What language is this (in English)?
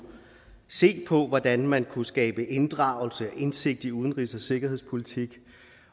Danish